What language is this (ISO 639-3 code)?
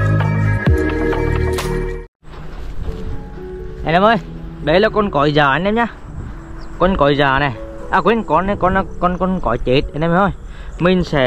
vie